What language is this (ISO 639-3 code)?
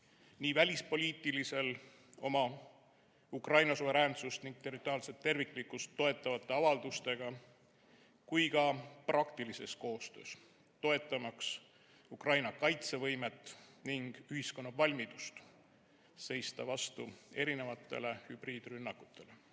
est